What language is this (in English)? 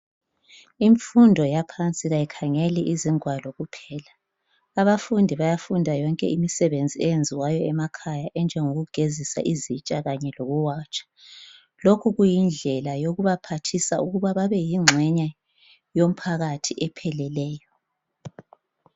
North Ndebele